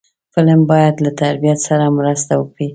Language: Pashto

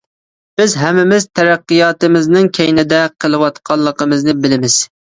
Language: Uyghur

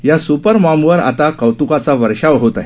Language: Marathi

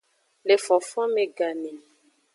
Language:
Aja (Benin)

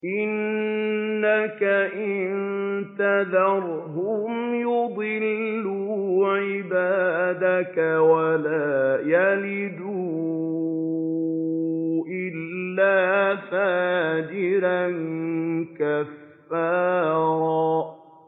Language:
Arabic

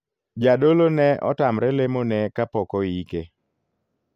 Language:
Luo (Kenya and Tanzania)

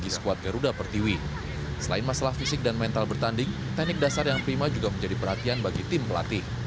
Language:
Indonesian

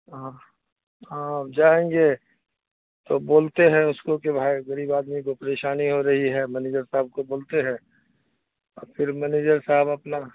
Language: Urdu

